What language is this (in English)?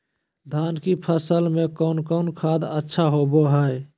Magahi